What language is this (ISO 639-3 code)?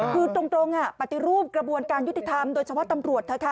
tha